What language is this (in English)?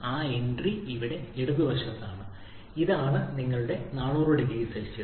Malayalam